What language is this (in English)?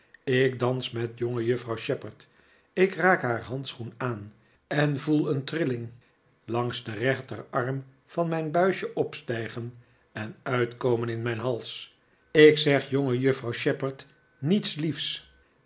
Dutch